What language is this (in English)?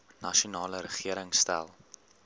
Afrikaans